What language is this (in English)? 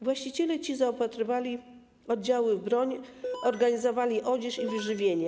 Polish